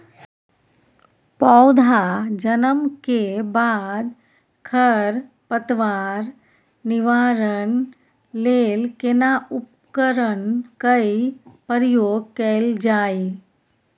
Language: Maithili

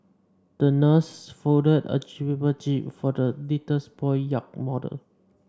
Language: English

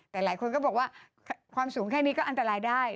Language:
Thai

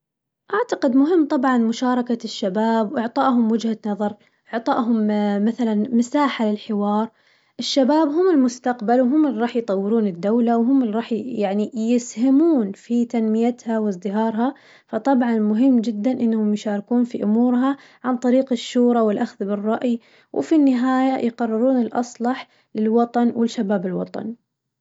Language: Najdi Arabic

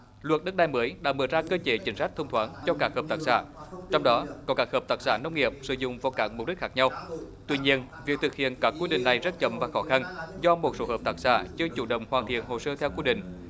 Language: Vietnamese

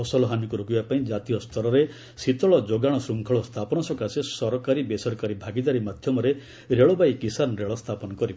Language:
Odia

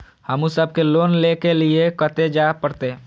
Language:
Maithili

